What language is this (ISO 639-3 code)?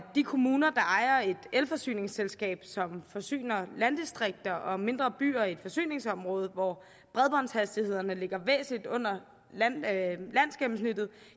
dan